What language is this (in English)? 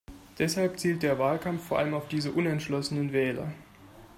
German